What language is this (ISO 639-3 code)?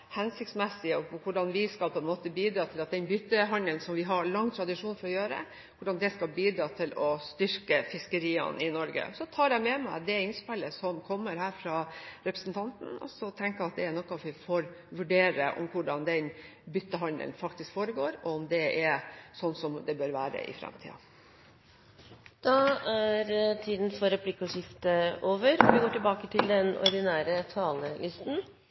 nor